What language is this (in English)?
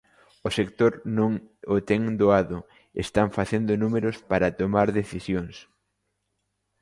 Galician